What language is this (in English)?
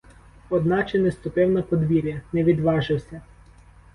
Ukrainian